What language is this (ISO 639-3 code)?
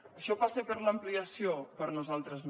cat